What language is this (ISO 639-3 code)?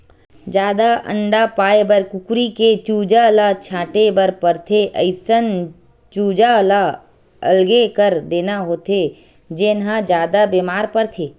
hne